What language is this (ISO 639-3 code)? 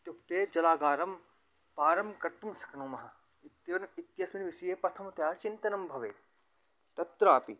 san